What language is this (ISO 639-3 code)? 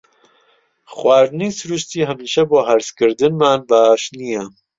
ckb